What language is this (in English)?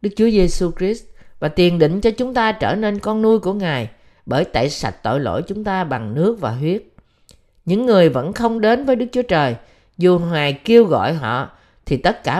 Vietnamese